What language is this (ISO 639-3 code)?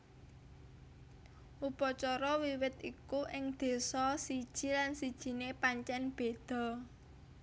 jav